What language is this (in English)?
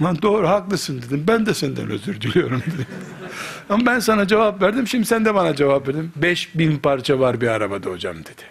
Turkish